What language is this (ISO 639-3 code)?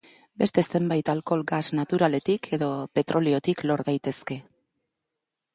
eus